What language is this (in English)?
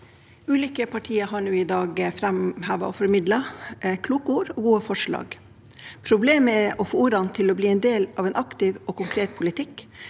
Norwegian